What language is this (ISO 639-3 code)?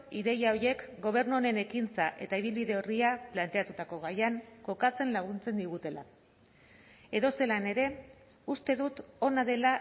eus